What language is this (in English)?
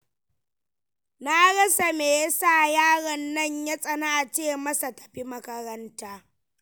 Hausa